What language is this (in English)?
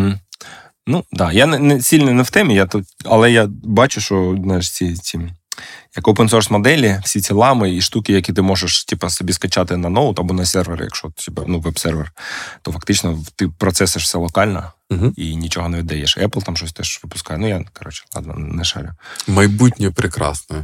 Ukrainian